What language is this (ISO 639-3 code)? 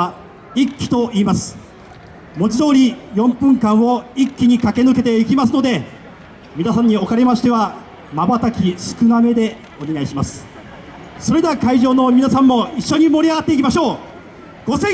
jpn